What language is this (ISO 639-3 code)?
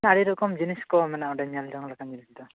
sat